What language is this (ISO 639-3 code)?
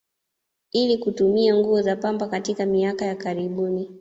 swa